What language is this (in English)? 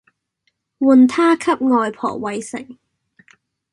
Cantonese